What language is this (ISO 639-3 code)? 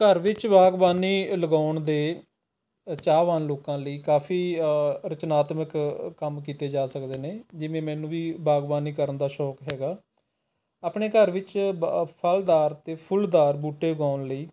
pan